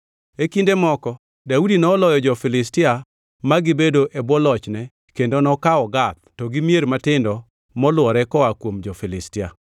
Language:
Luo (Kenya and Tanzania)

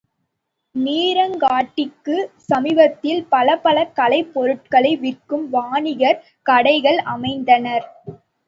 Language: Tamil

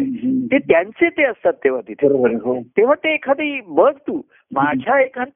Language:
Marathi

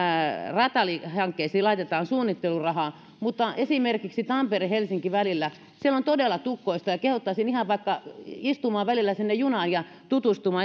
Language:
Finnish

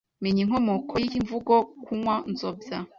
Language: Kinyarwanda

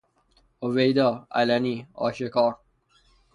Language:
Persian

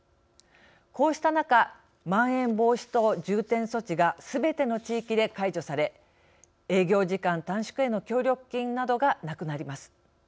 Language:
Japanese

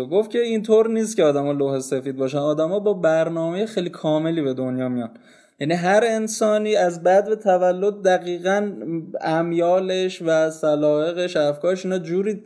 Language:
Persian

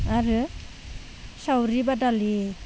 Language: Bodo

